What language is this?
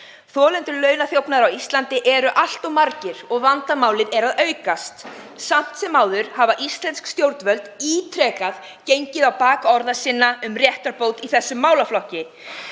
Icelandic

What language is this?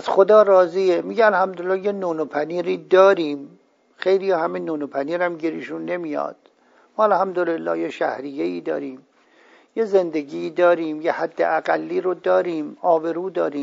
Persian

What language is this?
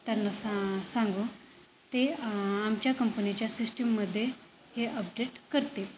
Marathi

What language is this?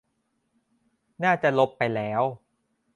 Thai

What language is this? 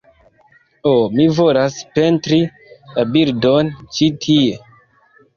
Esperanto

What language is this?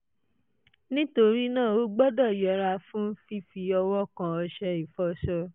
Yoruba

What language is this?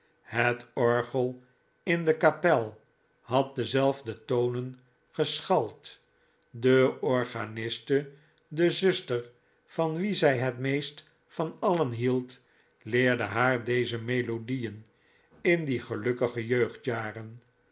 Dutch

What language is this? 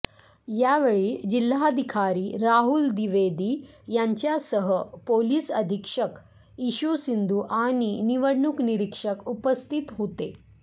Marathi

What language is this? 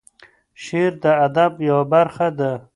Pashto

